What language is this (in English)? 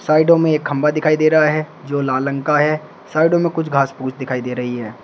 Hindi